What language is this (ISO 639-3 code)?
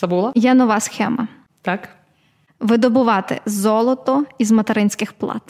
ukr